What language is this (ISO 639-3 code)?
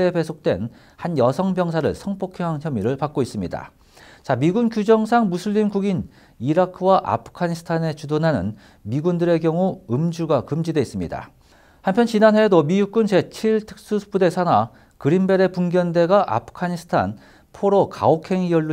kor